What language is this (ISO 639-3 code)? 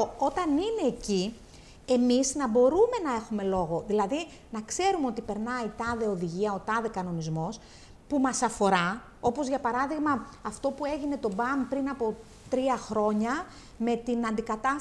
ell